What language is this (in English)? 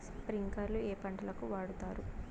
Telugu